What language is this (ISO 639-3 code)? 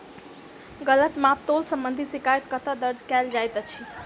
mai